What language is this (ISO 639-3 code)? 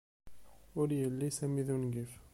kab